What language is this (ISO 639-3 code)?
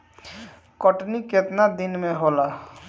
bho